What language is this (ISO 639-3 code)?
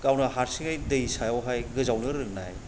brx